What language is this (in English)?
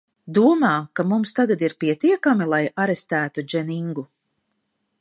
Latvian